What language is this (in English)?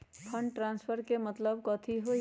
Magahi